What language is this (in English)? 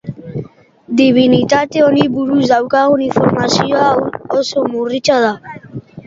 Basque